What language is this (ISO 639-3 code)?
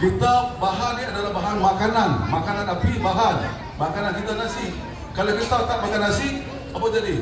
msa